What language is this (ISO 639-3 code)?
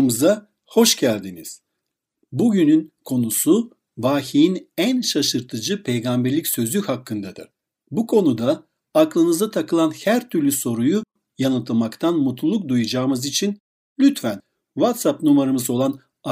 tur